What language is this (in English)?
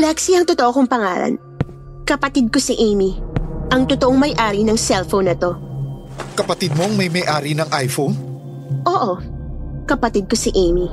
Filipino